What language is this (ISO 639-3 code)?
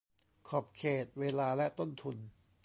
tha